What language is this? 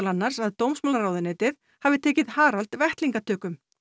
Icelandic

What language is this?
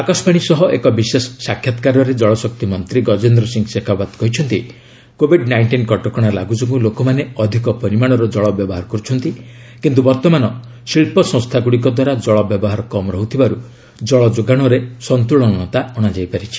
Odia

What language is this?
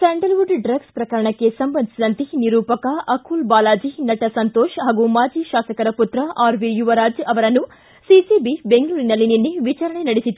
Kannada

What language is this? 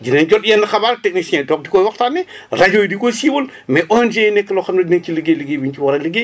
Wolof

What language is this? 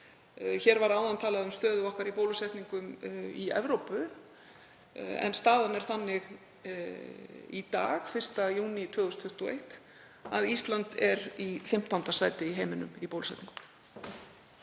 Icelandic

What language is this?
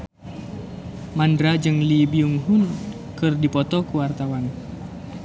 Sundanese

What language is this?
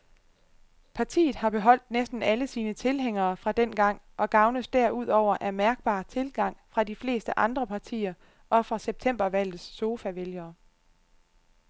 Danish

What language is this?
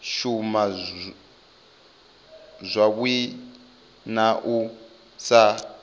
Venda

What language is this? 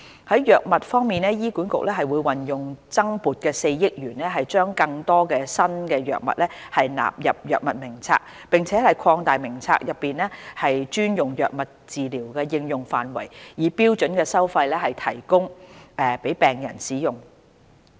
Cantonese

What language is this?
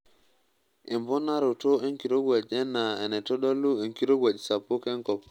Masai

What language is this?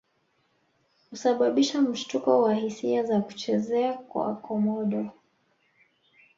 Swahili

